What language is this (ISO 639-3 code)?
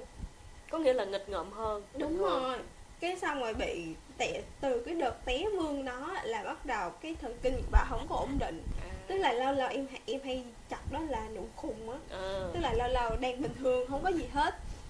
vie